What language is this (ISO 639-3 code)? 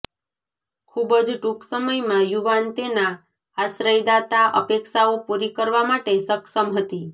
guj